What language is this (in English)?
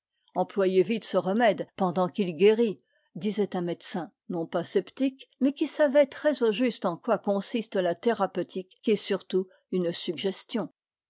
French